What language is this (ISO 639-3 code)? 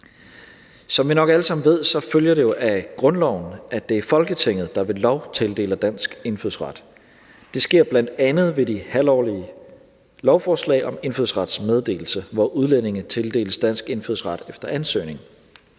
dan